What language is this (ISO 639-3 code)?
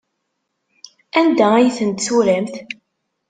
kab